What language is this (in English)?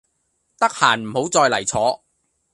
Cantonese